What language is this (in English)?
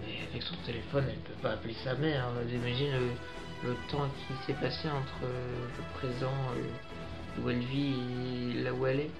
French